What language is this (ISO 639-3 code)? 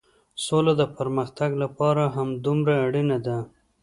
pus